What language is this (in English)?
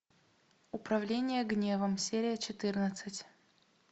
Russian